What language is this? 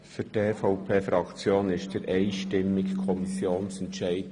Swiss German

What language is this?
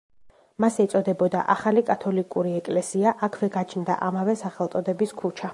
Georgian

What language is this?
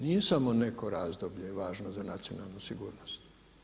Croatian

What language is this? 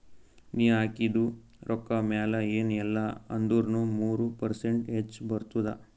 Kannada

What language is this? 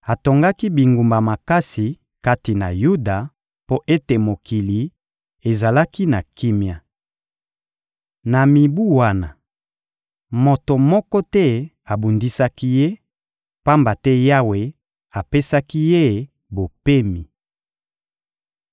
Lingala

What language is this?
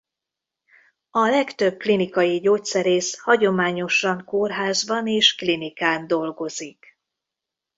Hungarian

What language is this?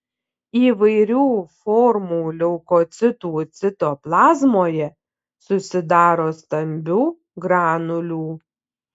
Lithuanian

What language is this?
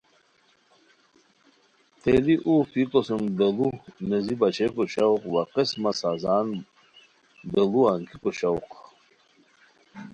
Khowar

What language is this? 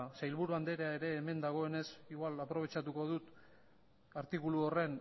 Basque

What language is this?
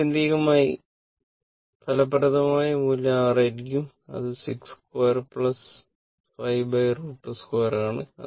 Malayalam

